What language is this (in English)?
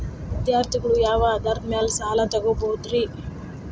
Kannada